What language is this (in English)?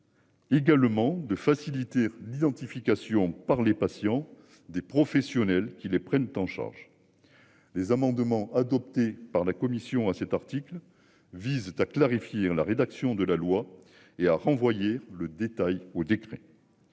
French